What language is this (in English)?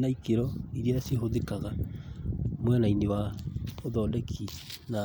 Kikuyu